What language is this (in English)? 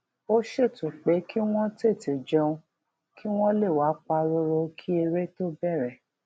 Yoruba